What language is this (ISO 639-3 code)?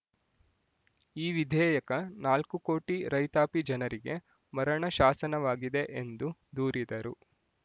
kan